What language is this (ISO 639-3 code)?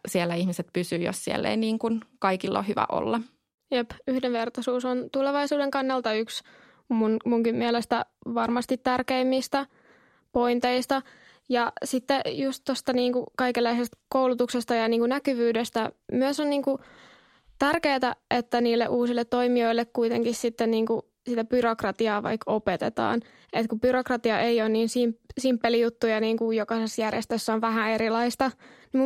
fin